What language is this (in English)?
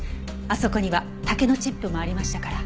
Japanese